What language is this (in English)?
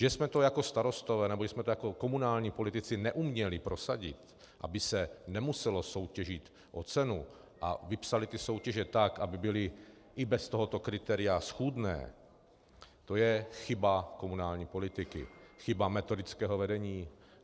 Czech